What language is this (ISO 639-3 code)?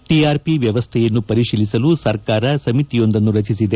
kan